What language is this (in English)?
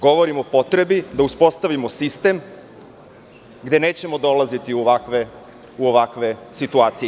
Serbian